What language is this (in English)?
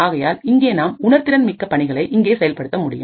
Tamil